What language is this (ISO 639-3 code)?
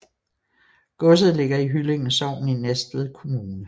dan